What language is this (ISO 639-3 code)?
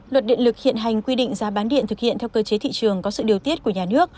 vie